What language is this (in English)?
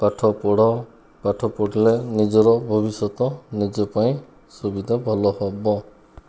Odia